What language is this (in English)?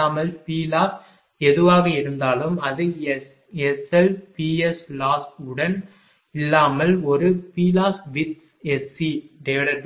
Tamil